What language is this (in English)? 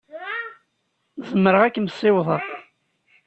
Kabyle